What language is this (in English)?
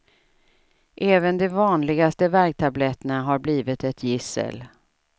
Swedish